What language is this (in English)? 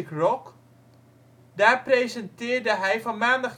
Dutch